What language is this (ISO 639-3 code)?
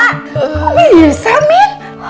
ind